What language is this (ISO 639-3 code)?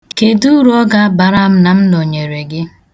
ibo